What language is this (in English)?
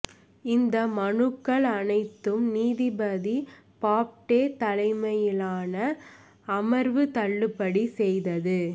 Tamil